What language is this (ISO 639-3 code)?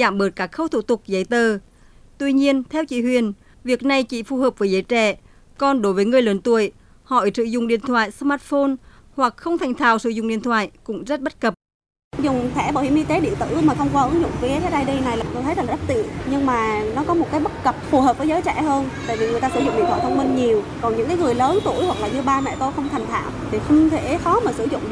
vie